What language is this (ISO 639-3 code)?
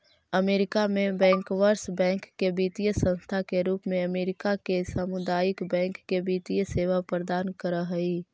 mag